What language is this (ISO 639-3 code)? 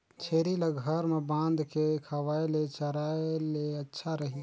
hne